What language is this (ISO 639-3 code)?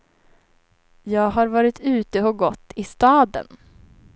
swe